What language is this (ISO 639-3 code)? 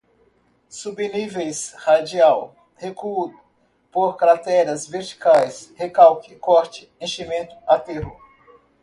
por